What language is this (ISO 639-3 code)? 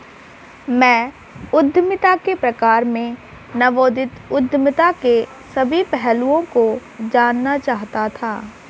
hin